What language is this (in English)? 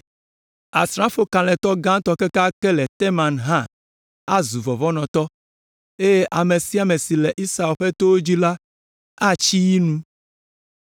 Ewe